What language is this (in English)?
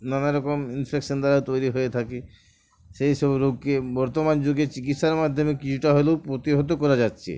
Bangla